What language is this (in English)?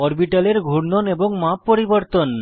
Bangla